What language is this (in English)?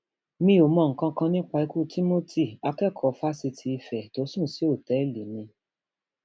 Yoruba